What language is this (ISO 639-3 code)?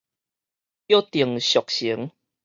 nan